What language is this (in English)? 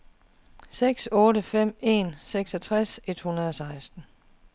Danish